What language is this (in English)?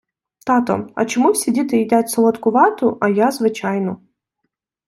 Ukrainian